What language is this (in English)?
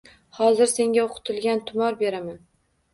Uzbek